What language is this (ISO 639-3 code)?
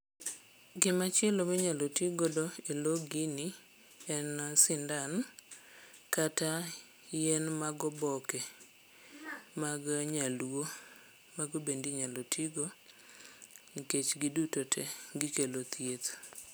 luo